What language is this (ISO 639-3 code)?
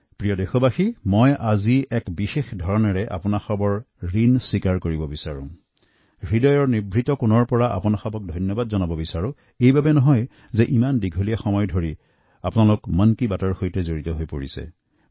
asm